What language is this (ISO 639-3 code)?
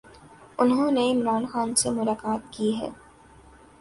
urd